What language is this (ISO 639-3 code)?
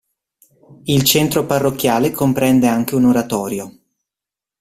ita